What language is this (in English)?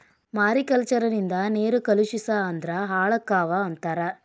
Kannada